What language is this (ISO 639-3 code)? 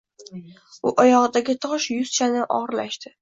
uzb